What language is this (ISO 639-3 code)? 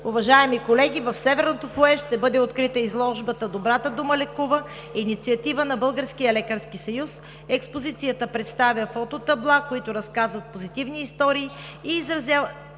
bul